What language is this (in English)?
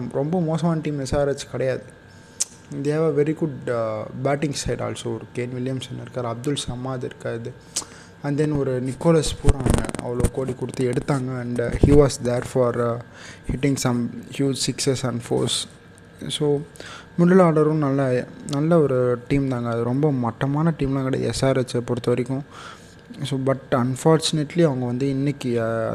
Tamil